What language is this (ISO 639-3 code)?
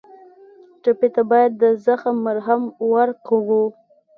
pus